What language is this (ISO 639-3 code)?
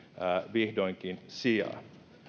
fin